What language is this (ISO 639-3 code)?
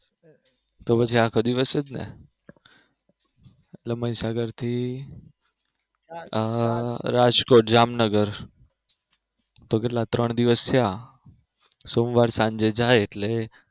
guj